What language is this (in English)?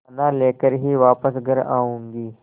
Hindi